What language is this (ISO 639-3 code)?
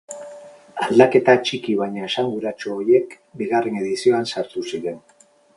eus